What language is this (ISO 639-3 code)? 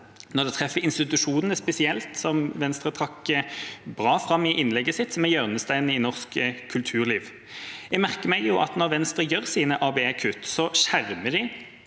nor